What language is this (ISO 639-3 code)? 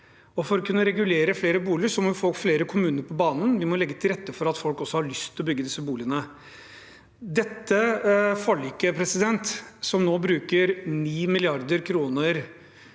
nor